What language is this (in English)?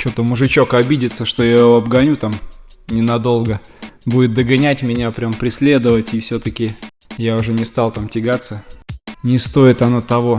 Russian